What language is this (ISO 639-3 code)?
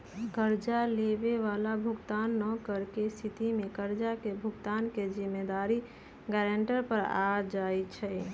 mag